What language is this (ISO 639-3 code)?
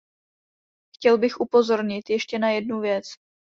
ces